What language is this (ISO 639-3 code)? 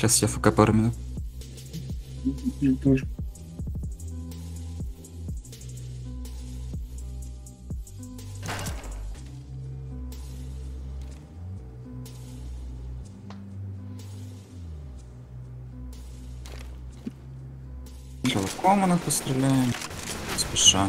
rus